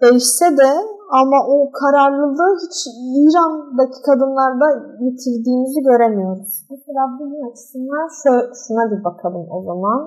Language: Turkish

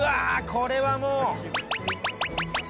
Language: Japanese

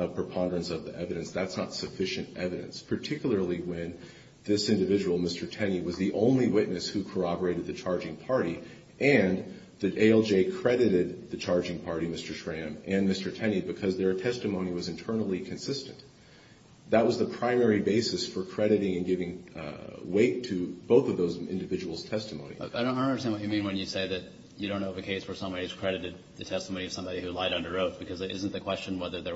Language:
English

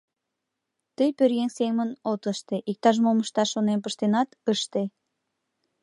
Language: Mari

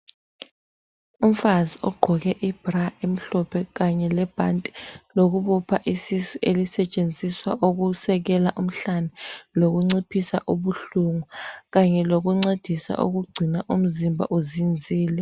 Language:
North Ndebele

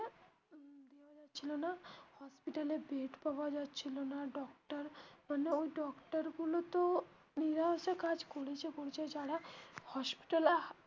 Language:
Bangla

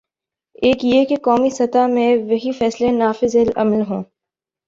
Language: Urdu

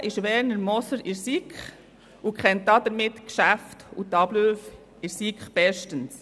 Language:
Swiss German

